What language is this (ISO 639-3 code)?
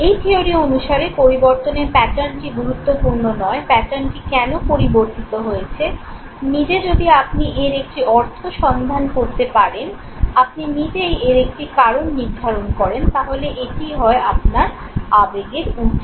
ben